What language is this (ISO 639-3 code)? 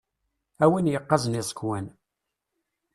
kab